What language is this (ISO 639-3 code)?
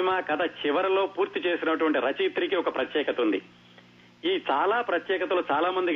tel